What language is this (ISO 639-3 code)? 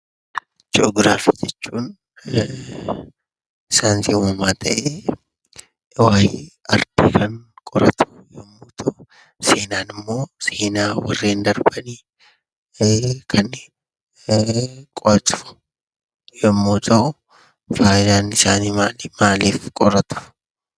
orm